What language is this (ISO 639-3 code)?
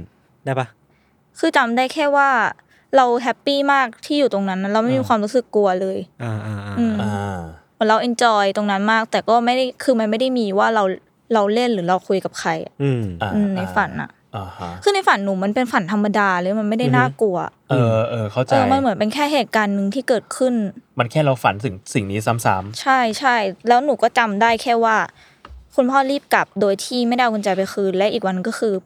tha